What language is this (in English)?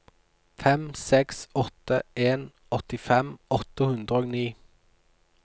Norwegian